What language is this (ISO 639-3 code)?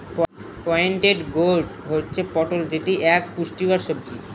ben